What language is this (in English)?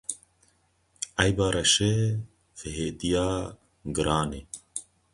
Kurdish